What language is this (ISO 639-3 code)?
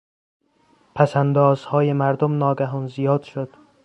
fas